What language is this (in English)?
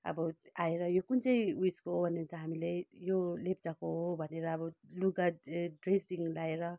Nepali